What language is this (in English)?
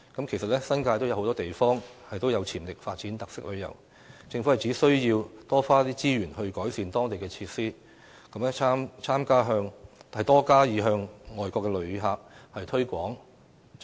Cantonese